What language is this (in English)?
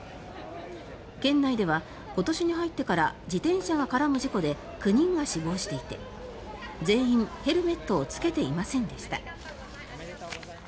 Japanese